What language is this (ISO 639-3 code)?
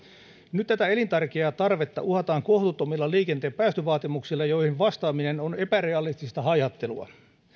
fin